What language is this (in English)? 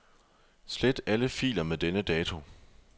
Danish